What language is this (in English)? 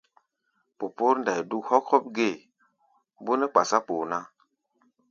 Gbaya